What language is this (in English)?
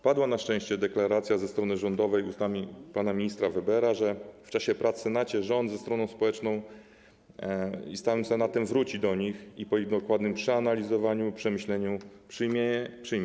Polish